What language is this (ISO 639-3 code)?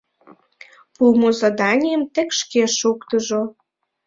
chm